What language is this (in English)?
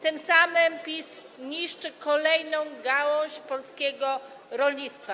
Polish